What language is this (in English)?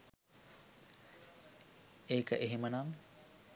Sinhala